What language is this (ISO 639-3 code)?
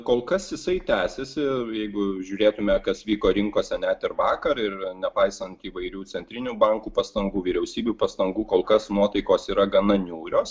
lit